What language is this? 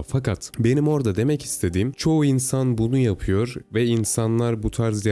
Turkish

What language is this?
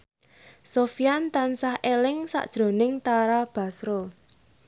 Javanese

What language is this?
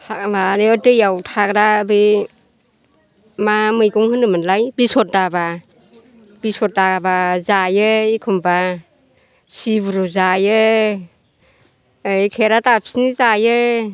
Bodo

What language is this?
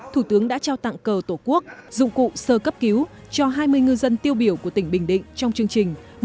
Vietnamese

